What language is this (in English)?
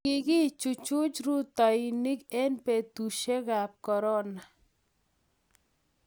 Kalenjin